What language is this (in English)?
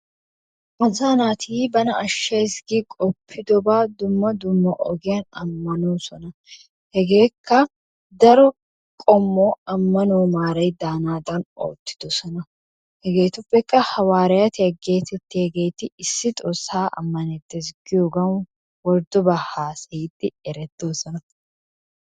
Wolaytta